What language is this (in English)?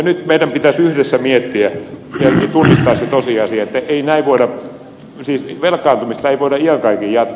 Finnish